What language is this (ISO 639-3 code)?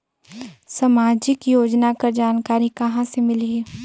hne